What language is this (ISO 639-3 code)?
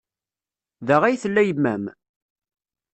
kab